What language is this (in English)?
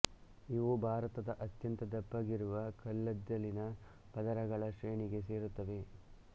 Kannada